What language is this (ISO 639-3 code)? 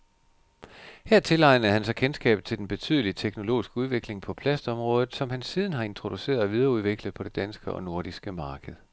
dan